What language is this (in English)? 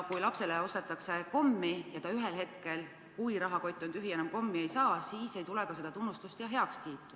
Estonian